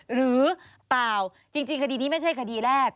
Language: Thai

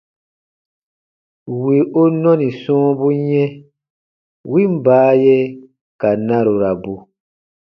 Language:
Baatonum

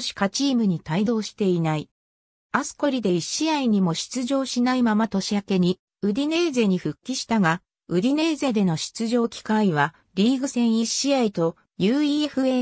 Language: Japanese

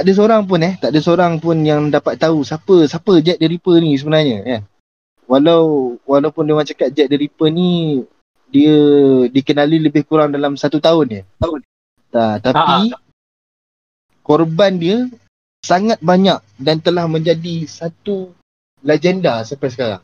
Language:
Malay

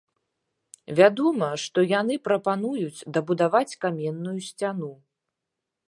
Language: Belarusian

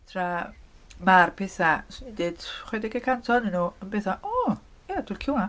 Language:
Welsh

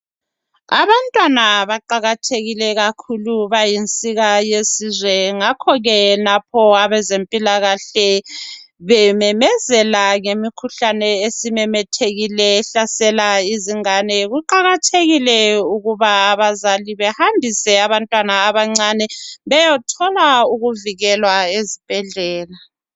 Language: North Ndebele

